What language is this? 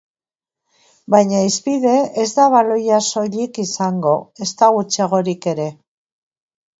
Basque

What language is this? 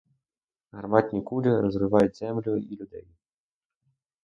Ukrainian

